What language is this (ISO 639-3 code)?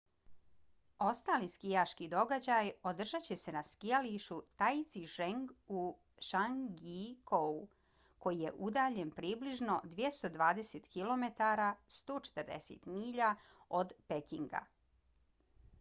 bos